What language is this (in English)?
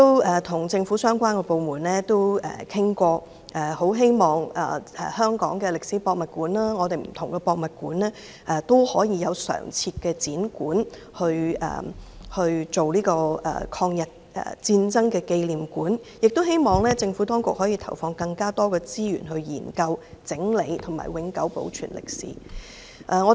Cantonese